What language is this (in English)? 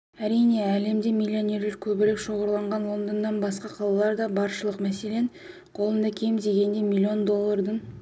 Kazakh